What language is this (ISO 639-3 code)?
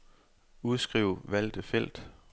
dan